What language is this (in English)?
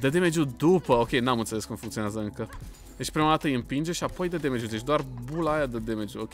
Romanian